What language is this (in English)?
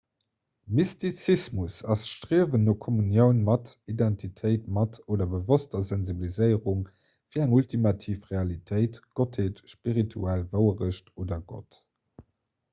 Luxembourgish